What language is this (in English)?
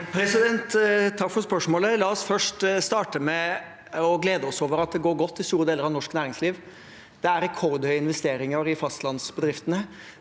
Norwegian